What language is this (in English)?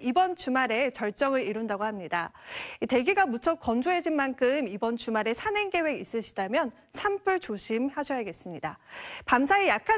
Korean